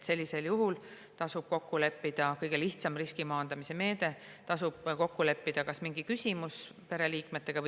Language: Estonian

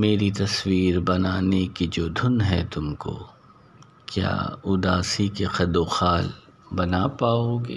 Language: Urdu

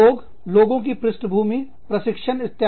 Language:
Hindi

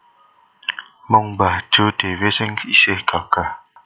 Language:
Javanese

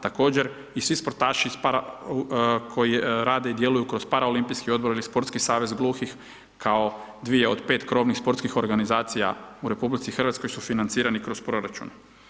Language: Croatian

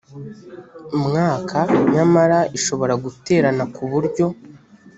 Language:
Kinyarwanda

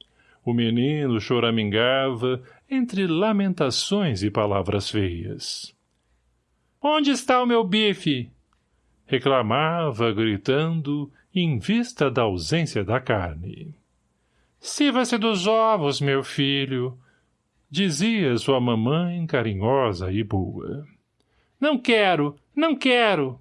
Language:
Portuguese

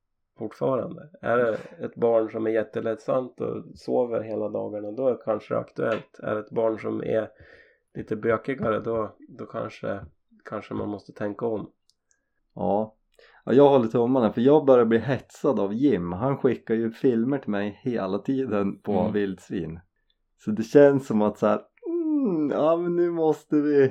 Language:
Swedish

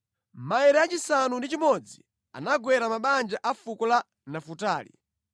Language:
Nyanja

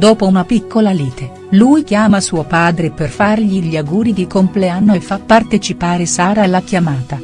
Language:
Italian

